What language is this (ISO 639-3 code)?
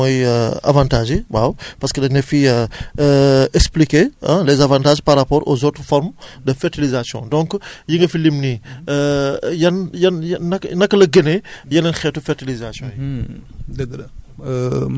wol